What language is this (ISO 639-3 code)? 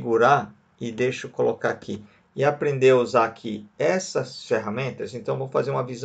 por